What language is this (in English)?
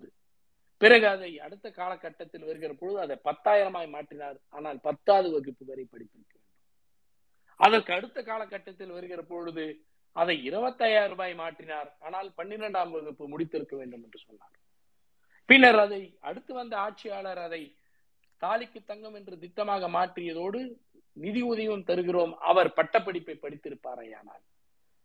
Tamil